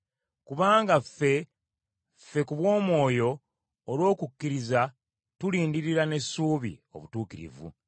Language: Ganda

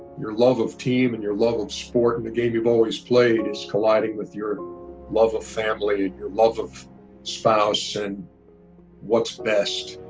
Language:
English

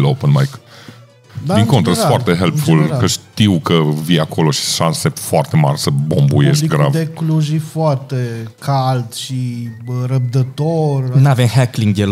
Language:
Romanian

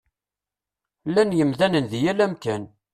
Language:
Kabyle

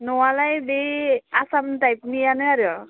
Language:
Bodo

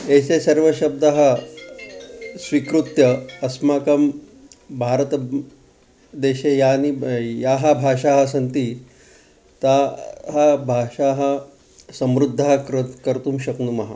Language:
Sanskrit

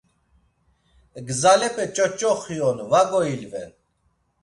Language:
Laz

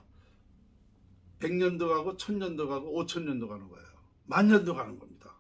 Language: Korean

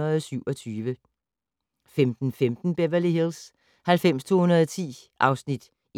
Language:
Danish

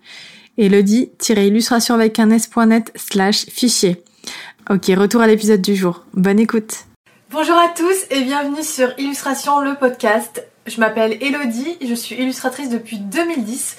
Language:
French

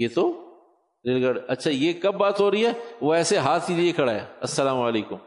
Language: Urdu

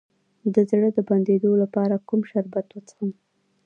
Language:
Pashto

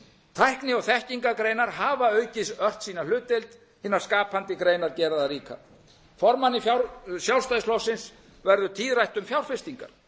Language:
Icelandic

